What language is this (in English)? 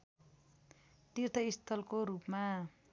Nepali